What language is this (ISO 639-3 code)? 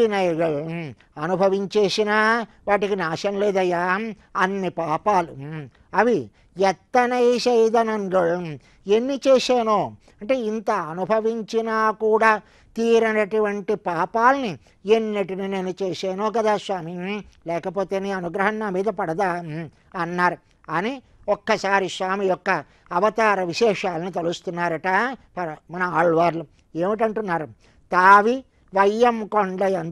kor